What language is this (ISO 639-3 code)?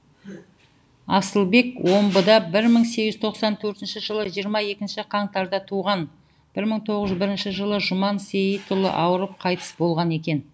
kaz